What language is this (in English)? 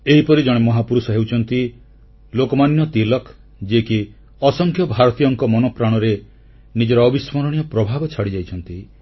Odia